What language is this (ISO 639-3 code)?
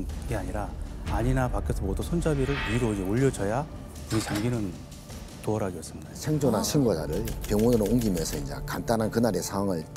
kor